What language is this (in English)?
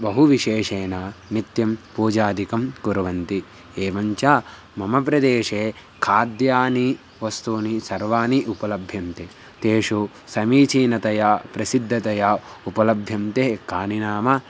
Sanskrit